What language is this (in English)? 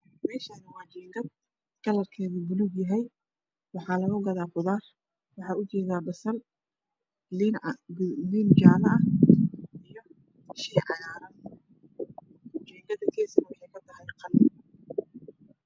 Somali